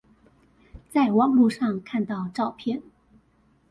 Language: Chinese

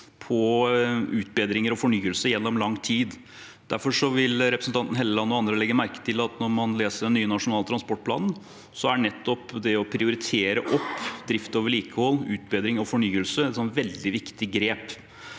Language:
Norwegian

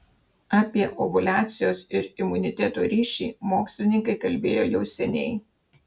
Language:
Lithuanian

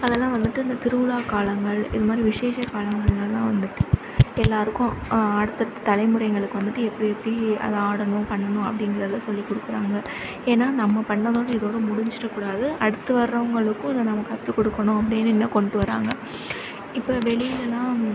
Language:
Tamil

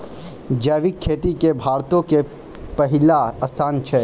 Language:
Maithili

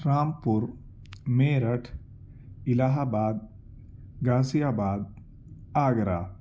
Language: Urdu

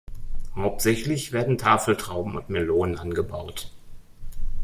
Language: German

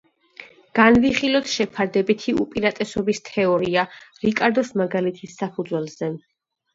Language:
Georgian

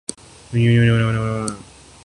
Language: Urdu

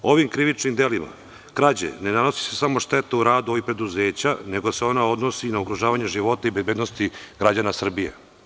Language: Serbian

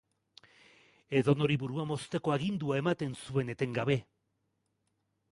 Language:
Basque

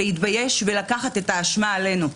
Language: Hebrew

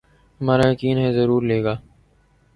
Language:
Urdu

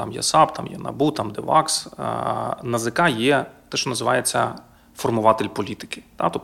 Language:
Ukrainian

